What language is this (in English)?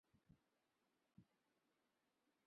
Chinese